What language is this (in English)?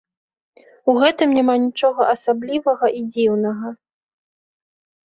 Belarusian